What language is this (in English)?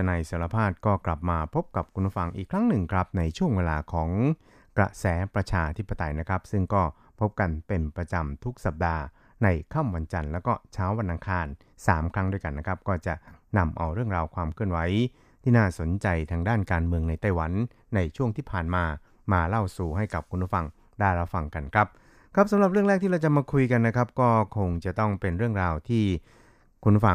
Thai